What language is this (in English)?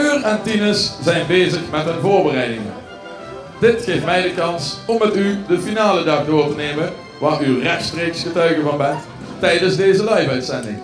Dutch